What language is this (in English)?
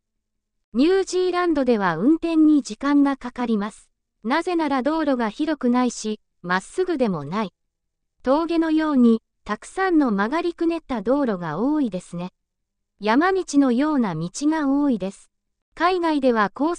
Japanese